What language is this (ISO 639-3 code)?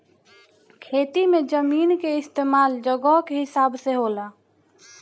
bho